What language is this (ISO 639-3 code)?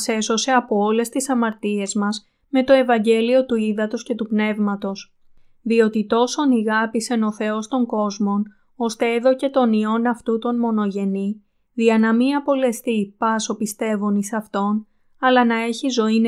ell